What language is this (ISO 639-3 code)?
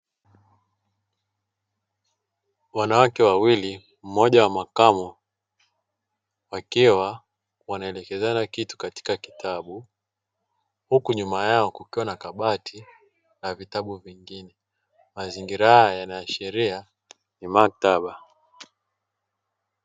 swa